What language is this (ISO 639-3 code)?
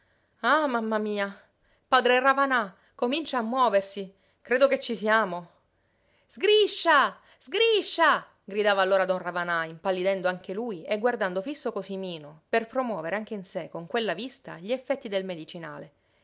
ita